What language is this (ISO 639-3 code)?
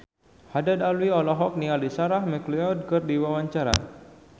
sun